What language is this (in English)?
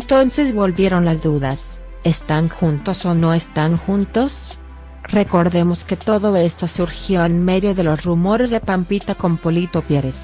Spanish